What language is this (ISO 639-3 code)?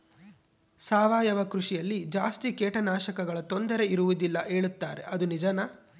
kan